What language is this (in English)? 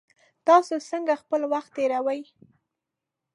Pashto